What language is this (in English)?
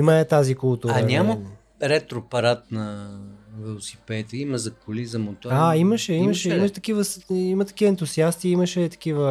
Bulgarian